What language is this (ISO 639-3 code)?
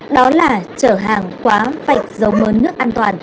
vie